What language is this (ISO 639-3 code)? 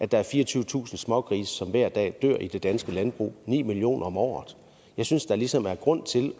dan